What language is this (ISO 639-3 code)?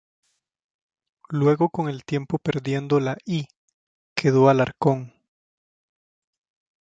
spa